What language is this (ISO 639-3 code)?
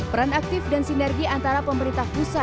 ind